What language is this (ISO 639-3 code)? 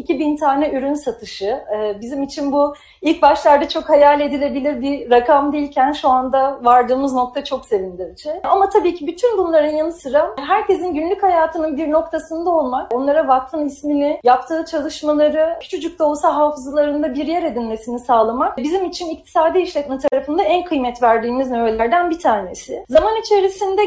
tur